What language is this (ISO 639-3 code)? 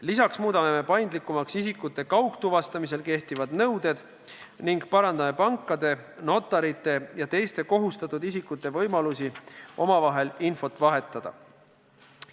est